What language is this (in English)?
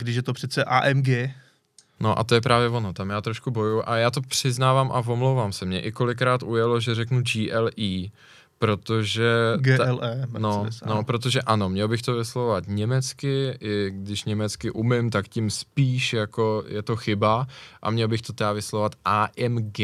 Czech